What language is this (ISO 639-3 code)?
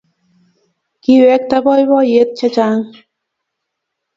kln